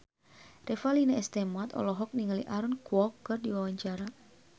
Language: Sundanese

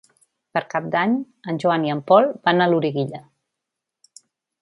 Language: Catalan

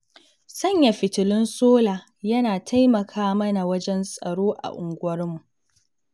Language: Hausa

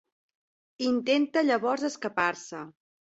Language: Catalan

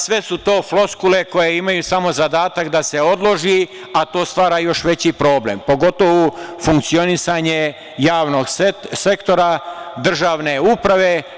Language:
Serbian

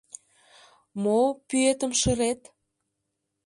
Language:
Mari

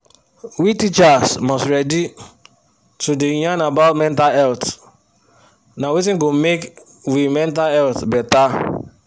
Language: Nigerian Pidgin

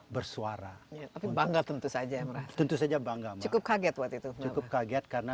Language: Indonesian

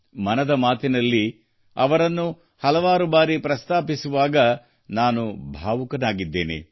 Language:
Kannada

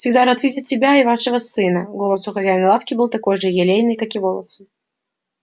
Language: Russian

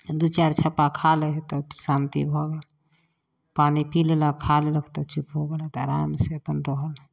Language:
Maithili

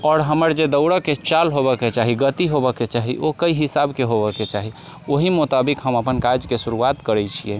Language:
Maithili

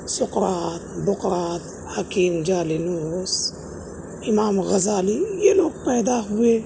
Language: Urdu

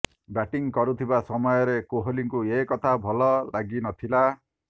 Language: Odia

